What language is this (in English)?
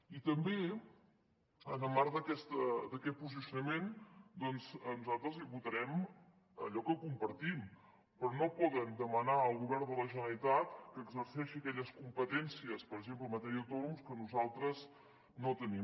Catalan